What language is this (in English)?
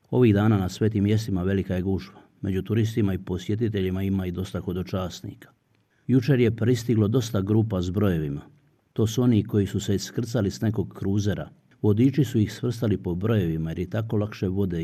Croatian